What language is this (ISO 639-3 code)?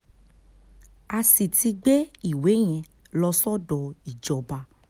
yor